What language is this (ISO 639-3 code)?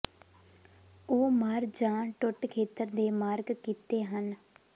pan